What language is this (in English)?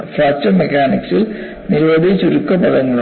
Malayalam